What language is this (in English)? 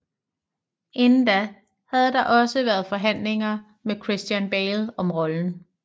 Danish